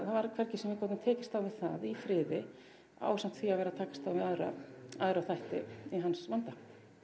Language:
Icelandic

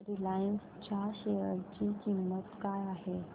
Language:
Marathi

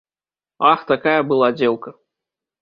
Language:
Belarusian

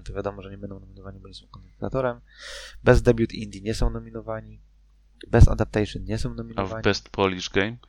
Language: Polish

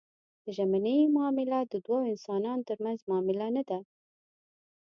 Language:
Pashto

